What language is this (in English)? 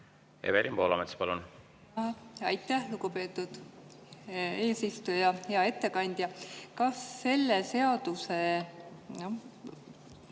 Estonian